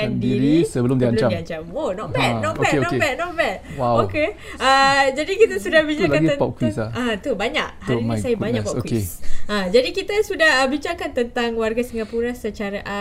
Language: Malay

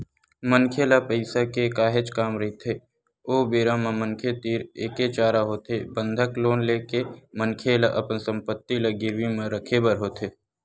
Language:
Chhattisgarhi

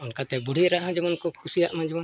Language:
Santali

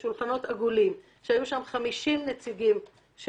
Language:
Hebrew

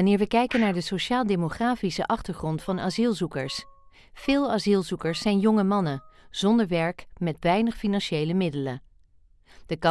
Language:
Dutch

